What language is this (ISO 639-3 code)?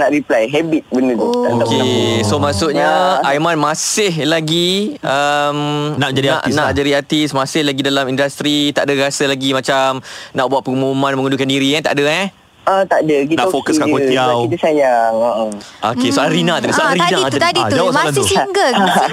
msa